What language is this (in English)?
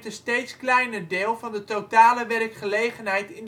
Dutch